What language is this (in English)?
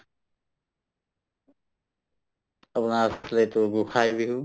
Assamese